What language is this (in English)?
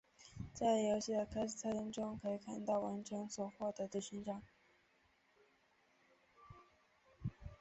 Chinese